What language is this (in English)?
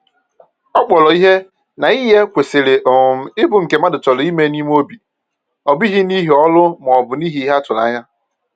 Igbo